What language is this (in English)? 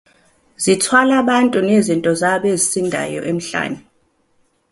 Zulu